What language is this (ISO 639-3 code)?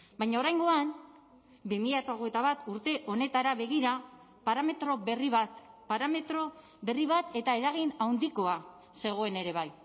eus